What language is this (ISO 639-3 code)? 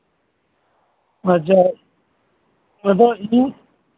sat